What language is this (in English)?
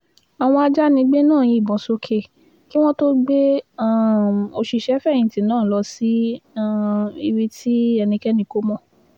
Yoruba